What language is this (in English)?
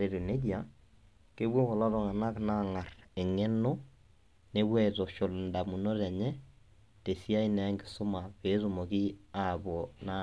Masai